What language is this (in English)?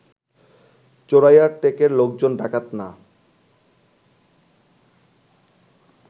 Bangla